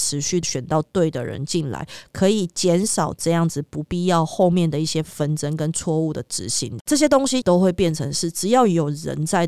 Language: Chinese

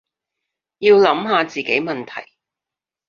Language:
Cantonese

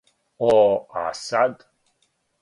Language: Serbian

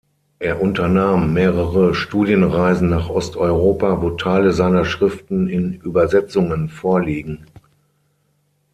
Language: German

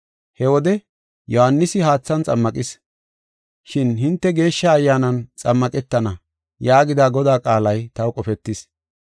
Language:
Gofa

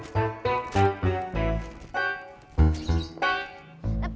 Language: Indonesian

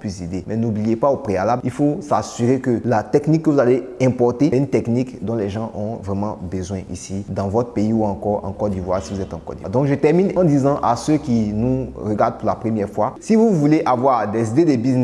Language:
French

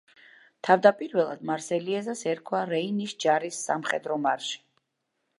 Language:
Georgian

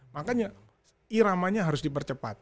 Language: Indonesian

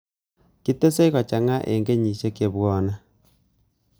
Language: Kalenjin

